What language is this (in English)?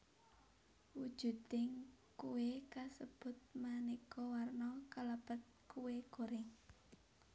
Javanese